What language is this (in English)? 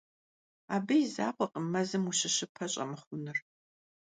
Kabardian